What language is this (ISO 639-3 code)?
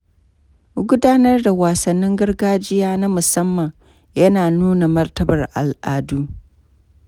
hau